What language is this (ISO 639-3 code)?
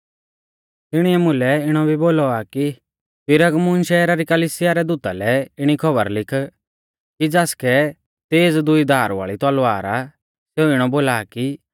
bfz